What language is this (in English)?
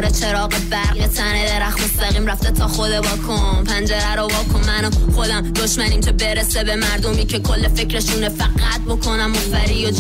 Persian